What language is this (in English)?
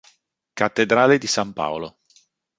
Italian